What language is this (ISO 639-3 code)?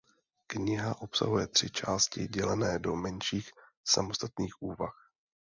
ces